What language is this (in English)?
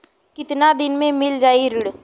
Bhojpuri